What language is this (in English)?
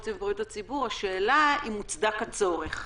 Hebrew